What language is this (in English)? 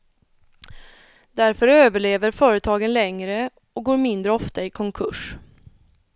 Swedish